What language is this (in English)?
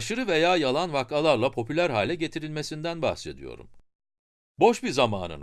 Turkish